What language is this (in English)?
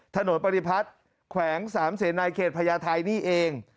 Thai